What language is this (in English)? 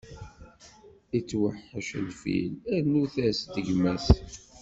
Kabyle